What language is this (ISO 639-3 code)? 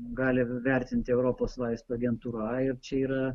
lit